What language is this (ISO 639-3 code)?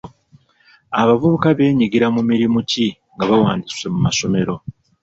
lug